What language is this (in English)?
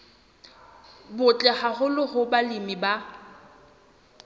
Southern Sotho